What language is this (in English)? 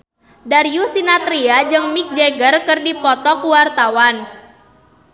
Sundanese